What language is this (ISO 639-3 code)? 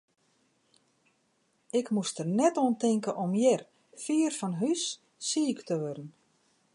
fry